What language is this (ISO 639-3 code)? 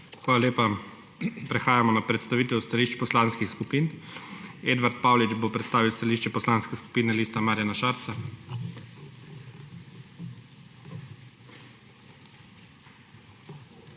slv